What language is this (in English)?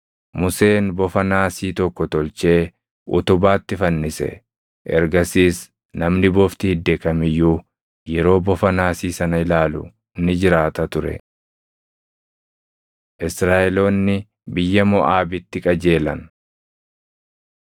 Oromo